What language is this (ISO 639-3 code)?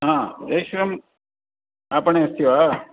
san